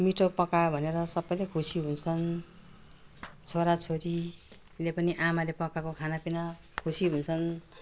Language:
Nepali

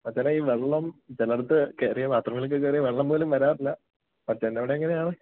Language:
Malayalam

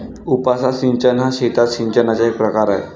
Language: Marathi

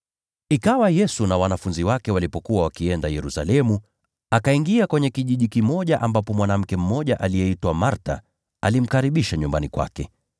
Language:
Swahili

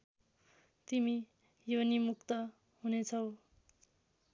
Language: Nepali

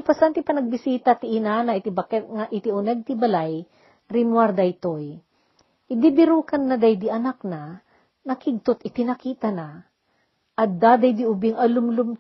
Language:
Filipino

